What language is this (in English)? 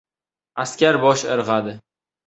Uzbek